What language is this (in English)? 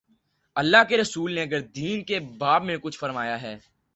Urdu